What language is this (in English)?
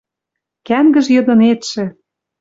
Western Mari